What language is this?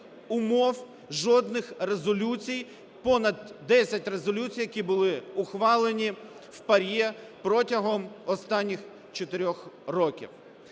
Ukrainian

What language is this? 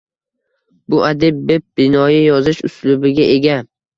Uzbek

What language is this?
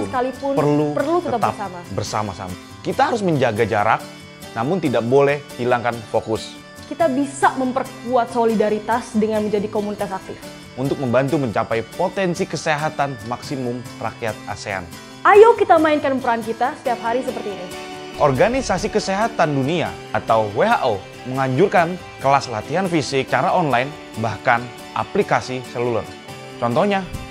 Indonesian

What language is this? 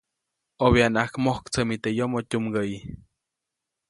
Copainalá Zoque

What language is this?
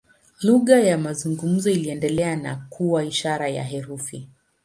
Swahili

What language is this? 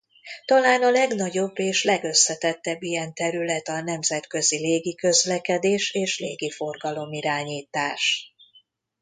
Hungarian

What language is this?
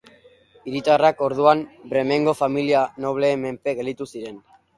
Basque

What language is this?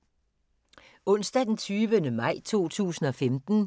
Danish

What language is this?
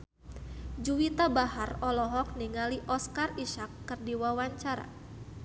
Sundanese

